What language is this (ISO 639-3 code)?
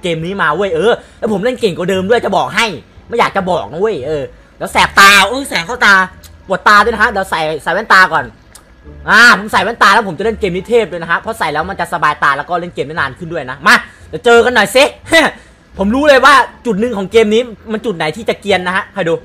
tha